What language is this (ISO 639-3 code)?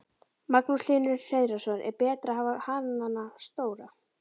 isl